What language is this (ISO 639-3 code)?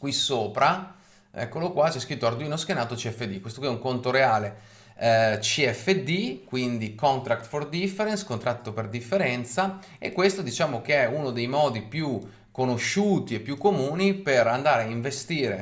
ita